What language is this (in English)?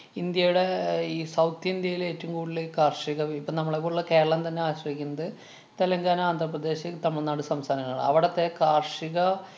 Malayalam